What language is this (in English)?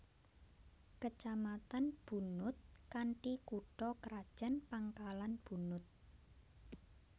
Javanese